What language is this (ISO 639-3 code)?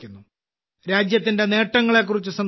mal